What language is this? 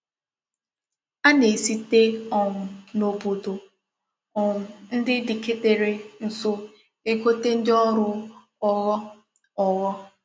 Igbo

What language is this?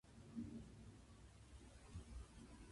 Japanese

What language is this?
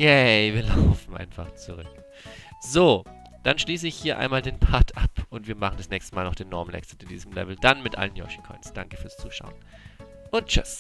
German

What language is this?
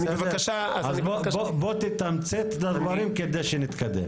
Hebrew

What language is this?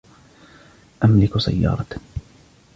Arabic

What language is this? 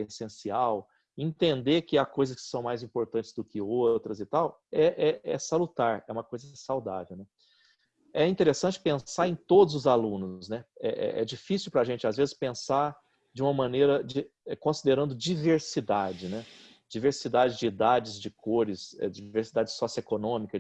Portuguese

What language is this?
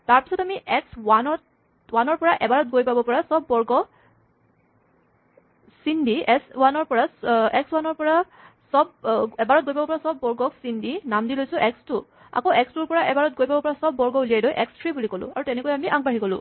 Assamese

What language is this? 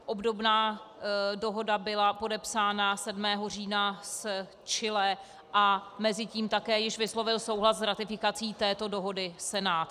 Czech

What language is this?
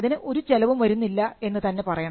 Malayalam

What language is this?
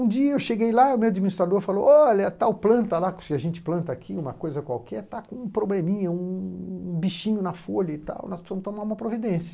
Portuguese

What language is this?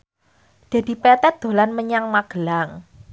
Javanese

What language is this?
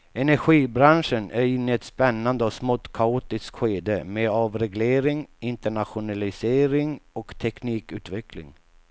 Swedish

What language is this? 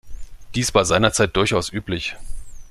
German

